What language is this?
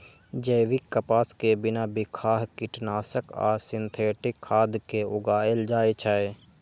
Maithili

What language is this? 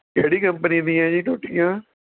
Punjabi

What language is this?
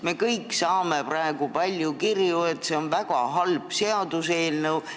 Estonian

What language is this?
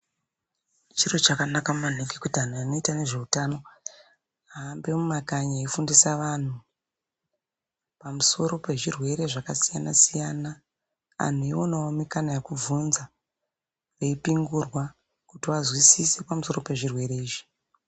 Ndau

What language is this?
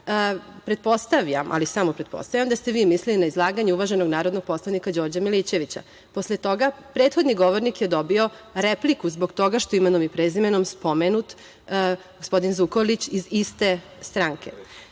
Serbian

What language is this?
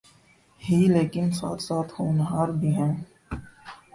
Urdu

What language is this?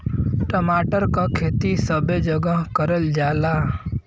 Bhojpuri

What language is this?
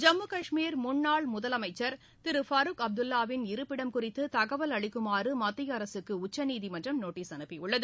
Tamil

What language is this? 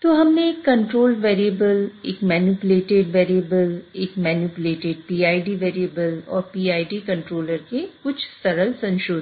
Hindi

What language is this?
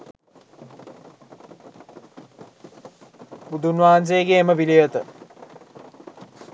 Sinhala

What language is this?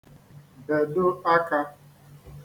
Igbo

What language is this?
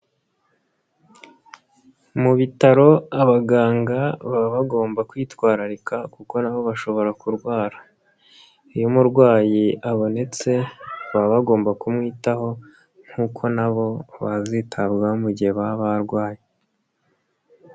Kinyarwanda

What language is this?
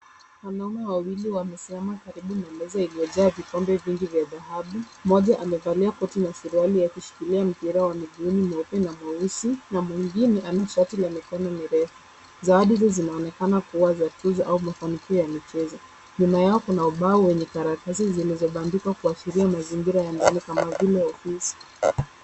Swahili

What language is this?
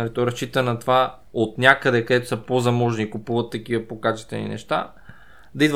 Bulgarian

